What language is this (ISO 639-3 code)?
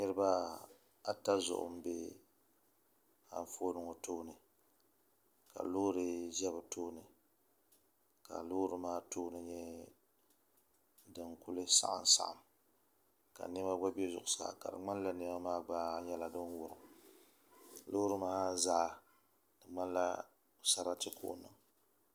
dag